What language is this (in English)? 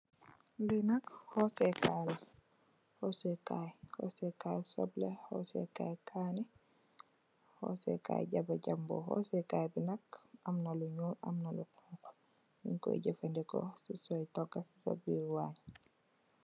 Wolof